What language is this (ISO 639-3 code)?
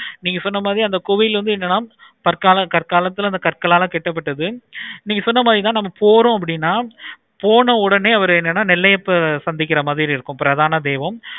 tam